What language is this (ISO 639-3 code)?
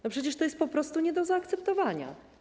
pol